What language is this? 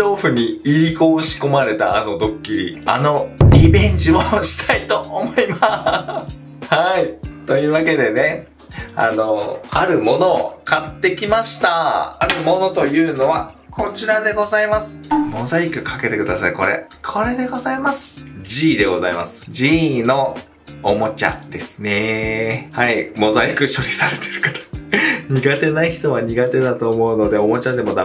Japanese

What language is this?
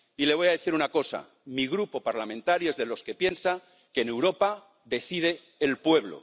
Spanish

